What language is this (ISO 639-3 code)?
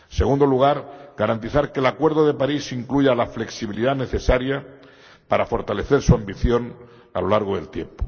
spa